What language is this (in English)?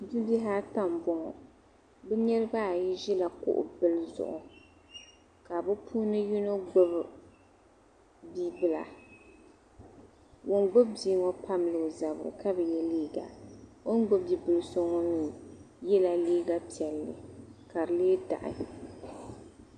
Dagbani